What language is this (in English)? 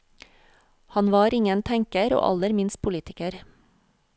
Norwegian